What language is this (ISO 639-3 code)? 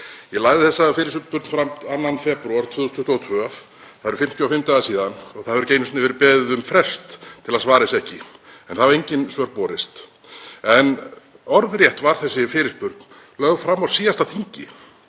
isl